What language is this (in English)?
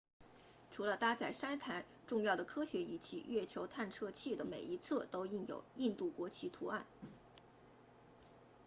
Chinese